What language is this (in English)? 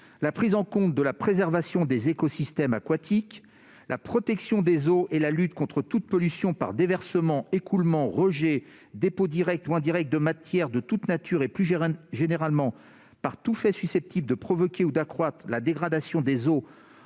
French